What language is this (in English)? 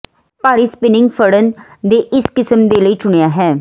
Punjabi